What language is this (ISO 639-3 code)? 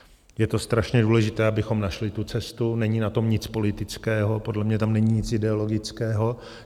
ces